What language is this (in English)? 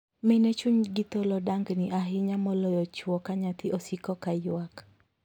Luo (Kenya and Tanzania)